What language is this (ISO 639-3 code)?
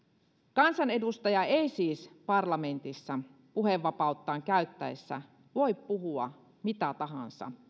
fin